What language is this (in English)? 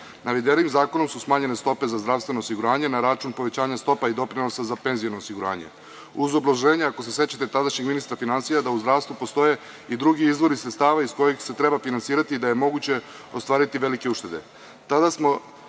Serbian